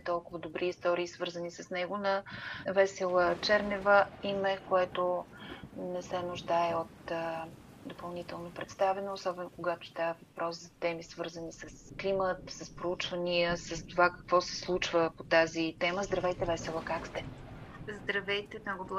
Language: Bulgarian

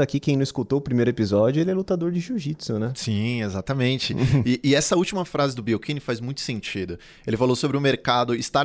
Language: Portuguese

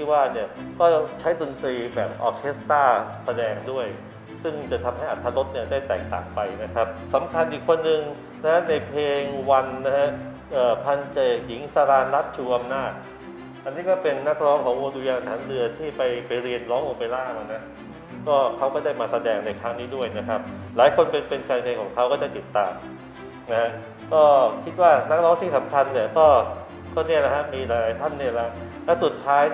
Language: Thai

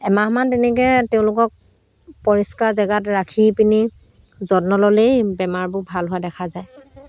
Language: Assamese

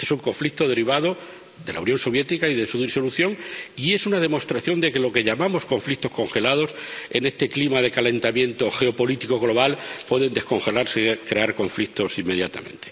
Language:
Spanish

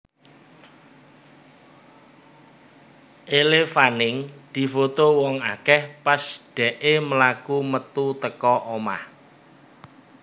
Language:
Javanese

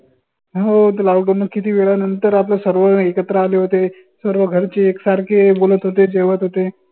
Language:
Marathi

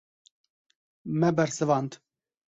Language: Kurdish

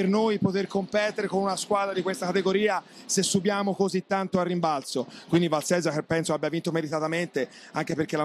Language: Italian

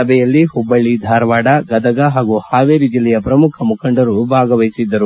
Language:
Kannada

